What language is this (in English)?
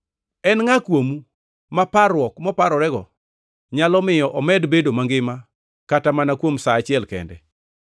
Luo (Kenya and Tanzania)